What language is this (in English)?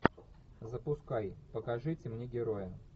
Russian